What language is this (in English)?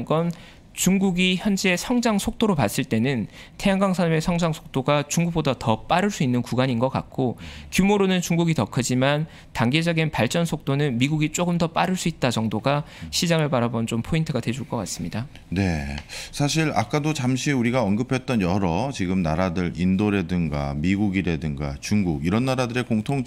Korean